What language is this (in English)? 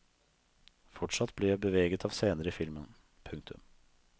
Norwegian